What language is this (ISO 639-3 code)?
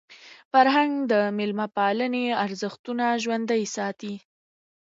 pus